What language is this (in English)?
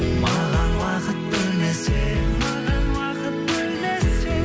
Kazakh